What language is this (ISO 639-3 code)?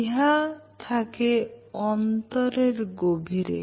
ben